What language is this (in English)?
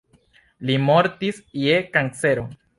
Esperanto